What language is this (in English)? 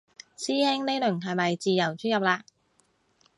Cantonese